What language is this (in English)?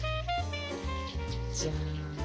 Japanese